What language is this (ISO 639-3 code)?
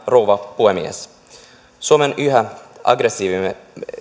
fin